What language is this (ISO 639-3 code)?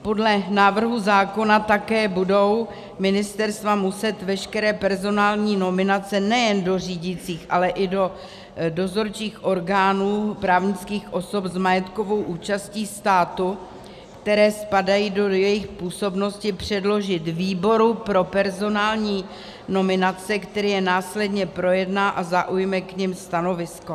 ces